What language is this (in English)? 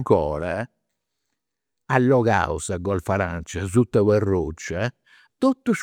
Campidanese Sardinian